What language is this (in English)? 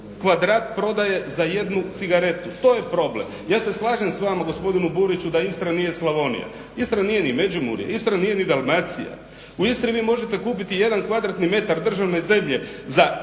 Croatian